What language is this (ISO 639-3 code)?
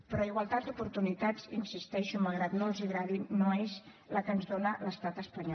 cat